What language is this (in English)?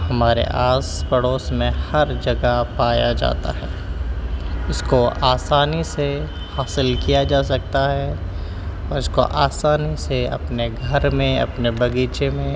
Urdu